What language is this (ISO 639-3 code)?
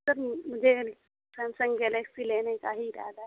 urd